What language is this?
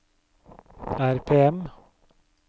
Norwegian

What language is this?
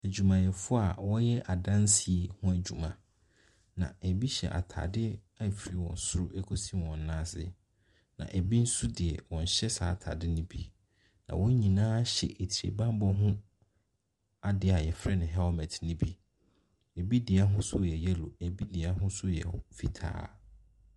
Akan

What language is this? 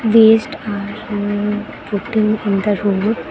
English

